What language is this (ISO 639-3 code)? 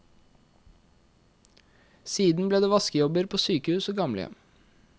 nor